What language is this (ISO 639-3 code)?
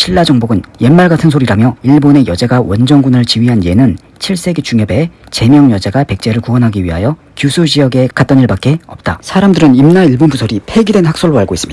kor